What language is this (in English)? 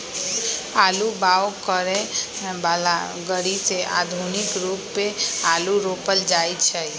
Magahi